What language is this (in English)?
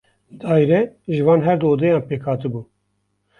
Kurdish